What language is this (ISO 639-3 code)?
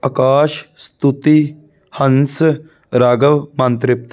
pan